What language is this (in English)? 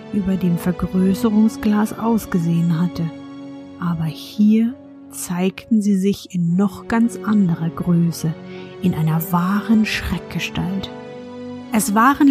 German